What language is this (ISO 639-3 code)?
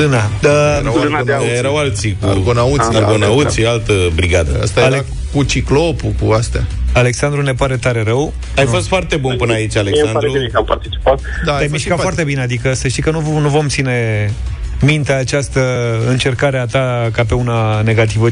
ron